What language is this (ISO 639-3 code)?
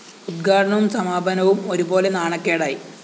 mal